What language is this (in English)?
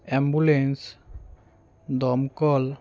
Bangla